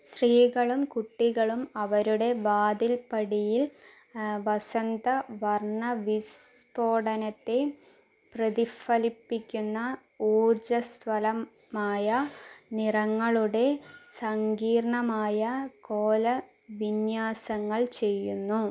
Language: Malayalam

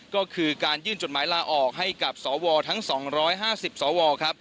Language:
Thai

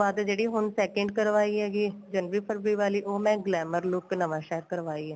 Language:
Punjabi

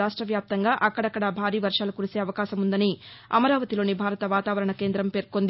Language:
Telugu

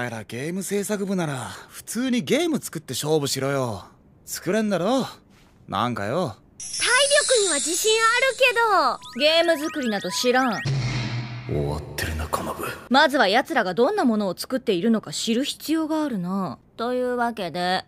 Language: Japanese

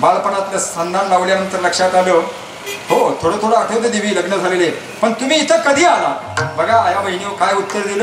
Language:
Arabic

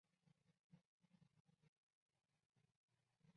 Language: Chinese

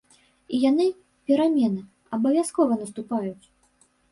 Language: Belarusian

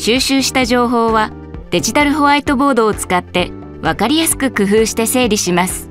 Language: Japanese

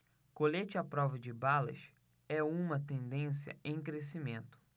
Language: Portuguese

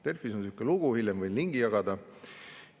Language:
Estonian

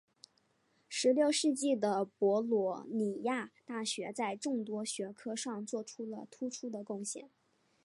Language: Chinese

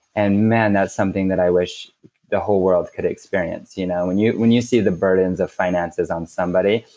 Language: English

